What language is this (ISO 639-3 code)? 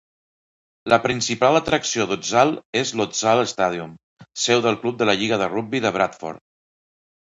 cat